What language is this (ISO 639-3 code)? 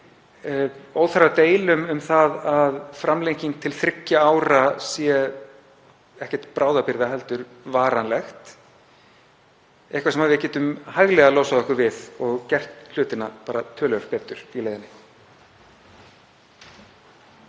isl